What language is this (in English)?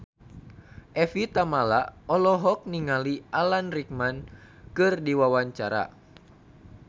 Sundanese